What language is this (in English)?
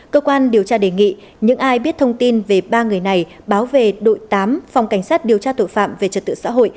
Vietnamese